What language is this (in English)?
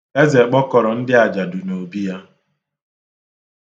Igbo